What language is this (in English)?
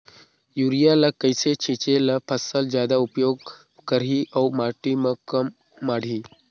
Chhattisgarhi